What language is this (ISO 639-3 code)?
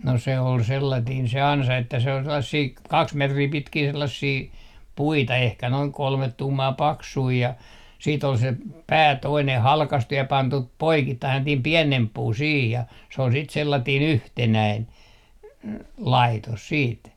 fin